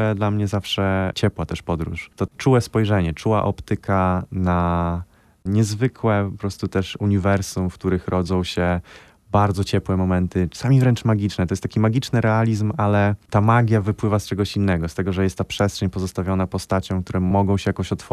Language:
Polish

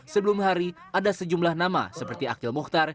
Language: Indonesian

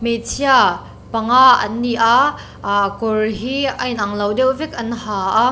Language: Mizo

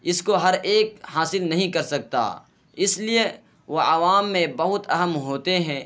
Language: Urdu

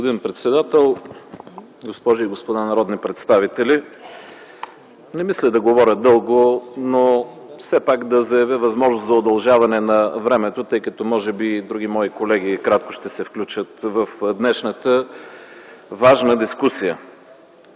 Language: Bulgarian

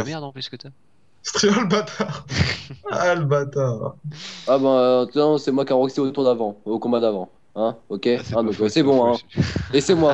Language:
French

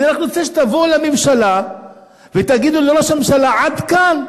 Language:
Hebrew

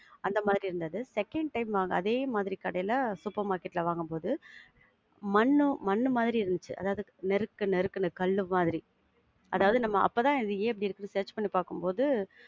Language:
Tamil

